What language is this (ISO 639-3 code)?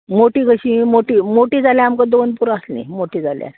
kok